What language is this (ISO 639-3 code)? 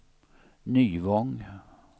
swe